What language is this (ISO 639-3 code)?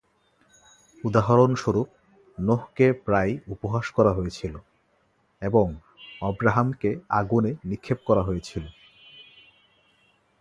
ben